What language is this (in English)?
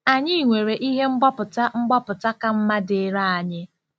Igbo